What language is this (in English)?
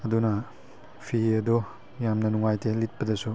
Manipuri